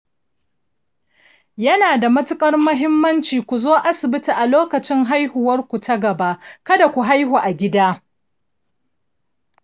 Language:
Hausa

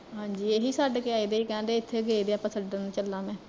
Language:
Punjabi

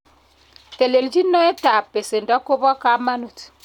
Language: Kalenjin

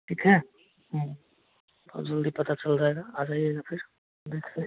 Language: Hindi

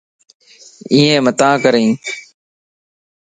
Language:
Lasi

